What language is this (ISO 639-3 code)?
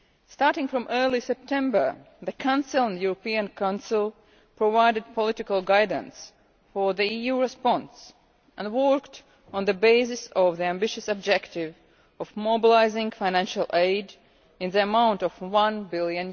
eng